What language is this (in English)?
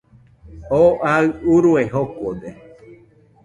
Nüpode Huitoto